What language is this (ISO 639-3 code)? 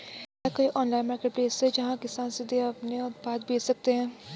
hin